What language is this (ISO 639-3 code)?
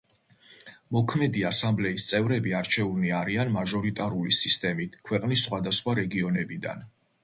kat